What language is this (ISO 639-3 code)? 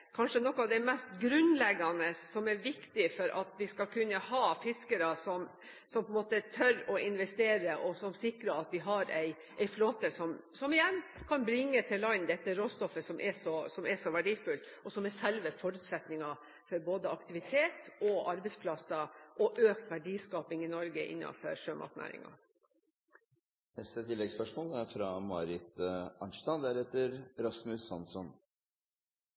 nor